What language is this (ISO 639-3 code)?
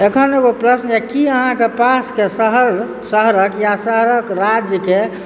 mai